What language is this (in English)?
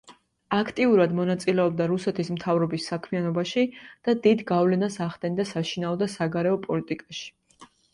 Georgian